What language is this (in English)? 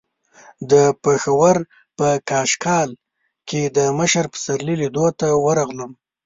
Pashto